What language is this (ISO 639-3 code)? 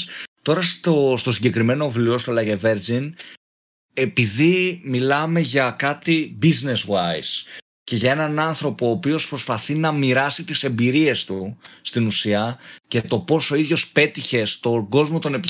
ell